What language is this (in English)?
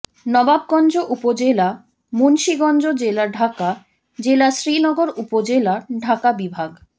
Bangla